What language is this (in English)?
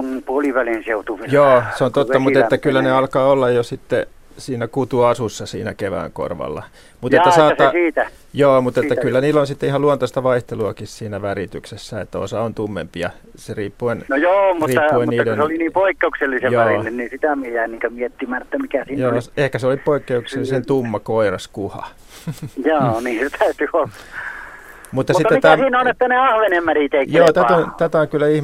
Finnish